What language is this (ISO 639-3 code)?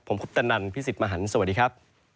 tha